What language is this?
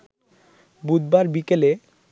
Bangla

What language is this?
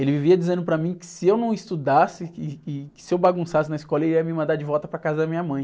Portuguese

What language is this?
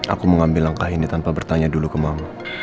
Indonesian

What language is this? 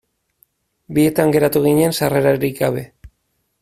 Basque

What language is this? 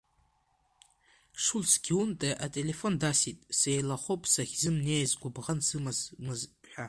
Abkhazian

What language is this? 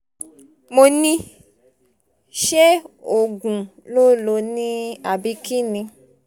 Yoruba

